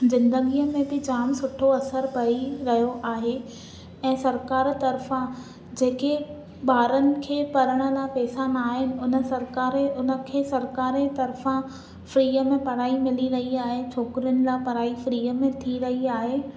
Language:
Sindhi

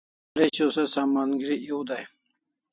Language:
Kalasha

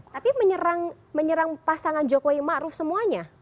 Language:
Indonesian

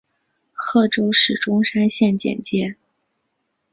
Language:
Chinese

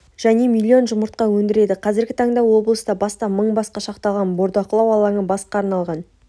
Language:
Kazakh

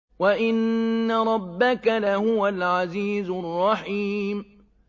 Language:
Arabic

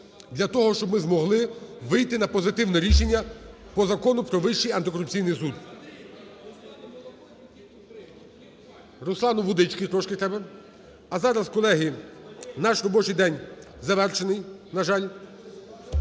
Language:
Ukrainian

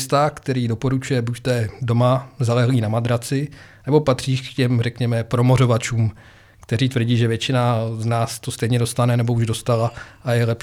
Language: Czech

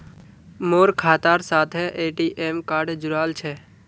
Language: Magahi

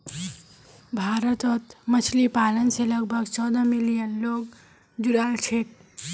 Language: Magahi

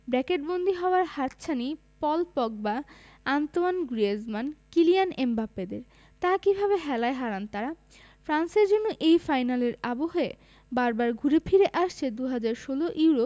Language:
Bangla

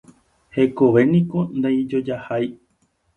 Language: Guarani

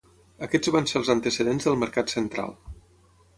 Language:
Catalan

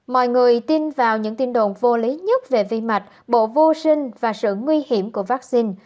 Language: Vietnamese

